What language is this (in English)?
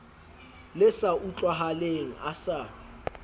Southern Sotho